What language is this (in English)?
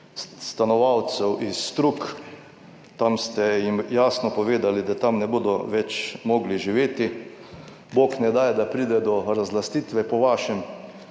Slovenian